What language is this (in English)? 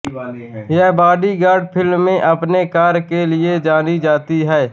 Hindi